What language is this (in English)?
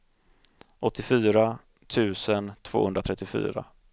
Swedish